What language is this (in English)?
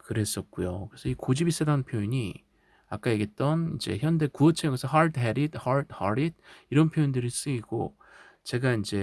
Korean